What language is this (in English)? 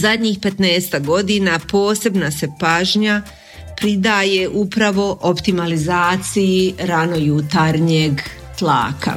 Croatian